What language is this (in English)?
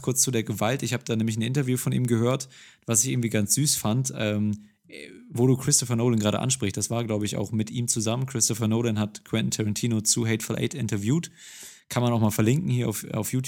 German